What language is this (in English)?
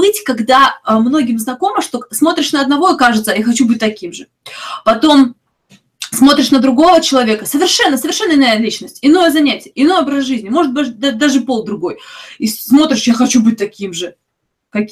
Russian